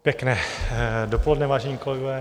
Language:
Czech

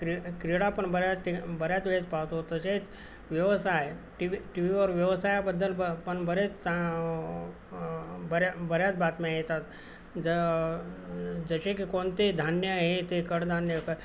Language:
Marathi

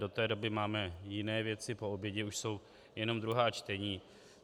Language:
Czech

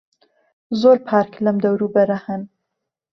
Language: Central Kurdish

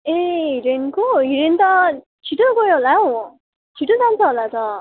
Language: Nepali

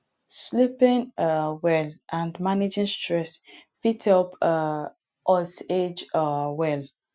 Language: Nigerian Pidgin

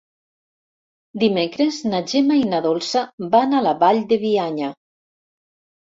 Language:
Catalan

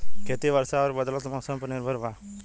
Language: Bhojpuri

